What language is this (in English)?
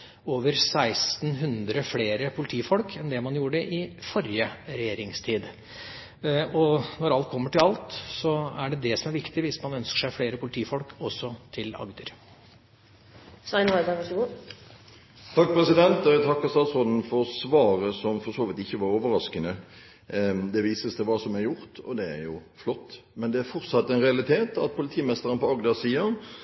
Norwegian Bokmål